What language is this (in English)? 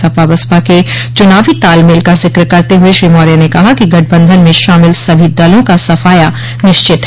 Hindi